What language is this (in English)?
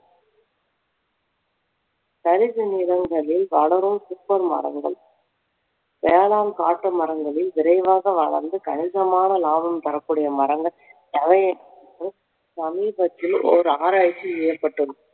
Tamil